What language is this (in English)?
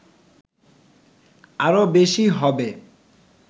Bangla